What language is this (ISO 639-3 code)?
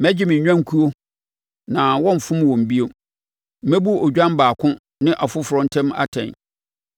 aka